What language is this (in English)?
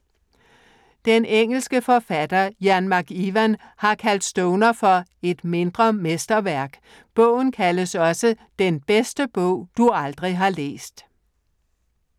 Danish